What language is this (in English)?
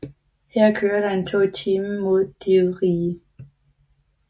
Danish